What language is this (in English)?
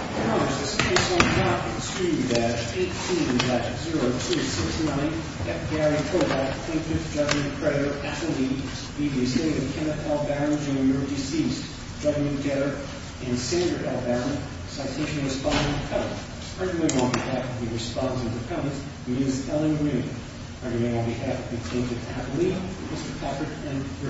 English